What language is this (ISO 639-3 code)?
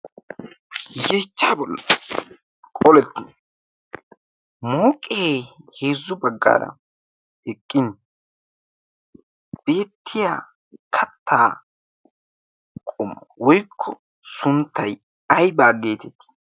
wal